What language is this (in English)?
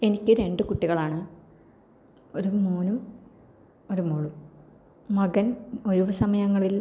Malayalam